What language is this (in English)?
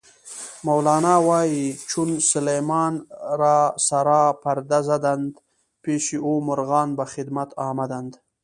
Pashto